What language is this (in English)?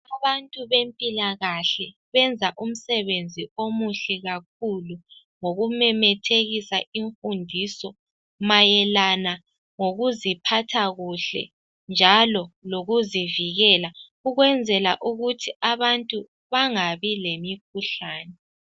North Ndebele